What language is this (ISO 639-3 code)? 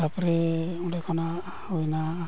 sat